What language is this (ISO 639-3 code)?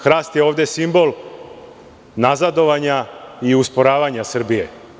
srp